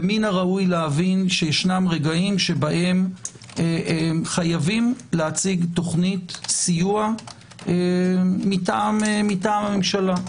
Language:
Hebrew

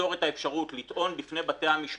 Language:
Hebrew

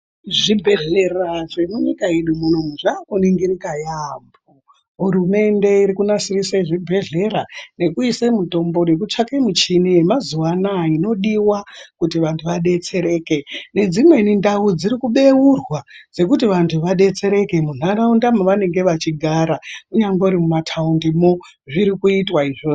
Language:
Ndau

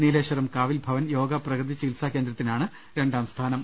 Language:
Malayalam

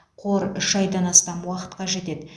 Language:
Kazakh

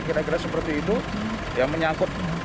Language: Indonesian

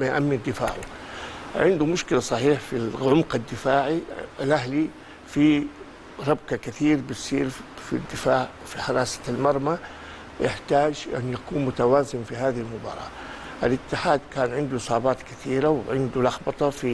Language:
Arabic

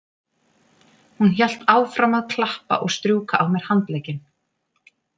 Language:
Icelandic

